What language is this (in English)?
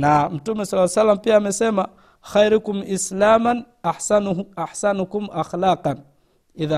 Swahili